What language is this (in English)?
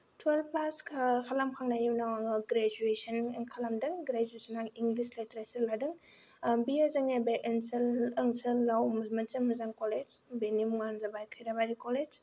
Bodo